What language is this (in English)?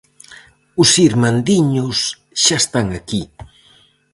Galician